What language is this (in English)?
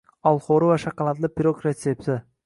Uzbek